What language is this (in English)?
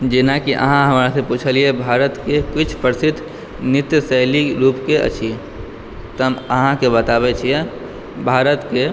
Maithili